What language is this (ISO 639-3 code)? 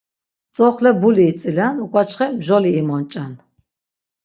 lzz